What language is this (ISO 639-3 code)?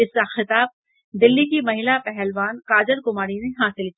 hin